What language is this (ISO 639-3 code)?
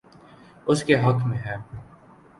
urd